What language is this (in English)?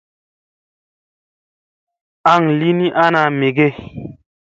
Musey